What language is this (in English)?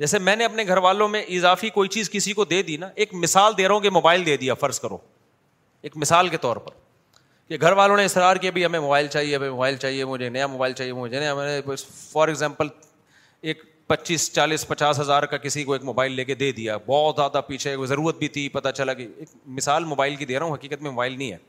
Urdu